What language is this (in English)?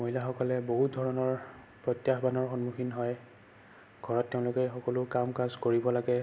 Assamese